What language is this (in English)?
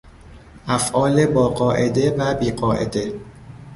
Persian